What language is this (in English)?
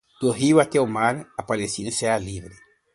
Portuguese